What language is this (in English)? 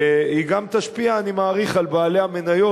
Hebrew